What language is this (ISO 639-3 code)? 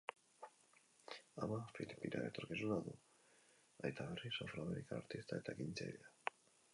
eus